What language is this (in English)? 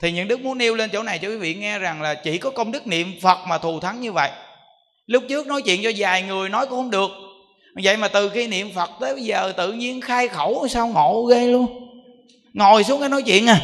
Vietnamese